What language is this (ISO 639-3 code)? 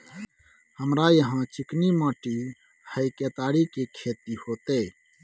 mai